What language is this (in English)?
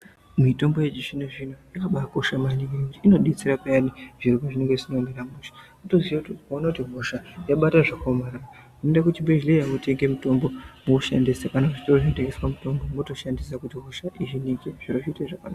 Ndau